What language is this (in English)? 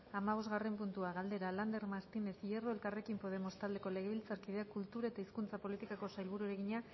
Basque